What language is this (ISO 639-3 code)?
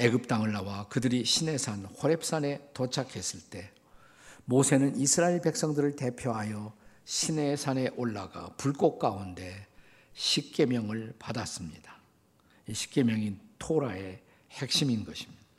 kor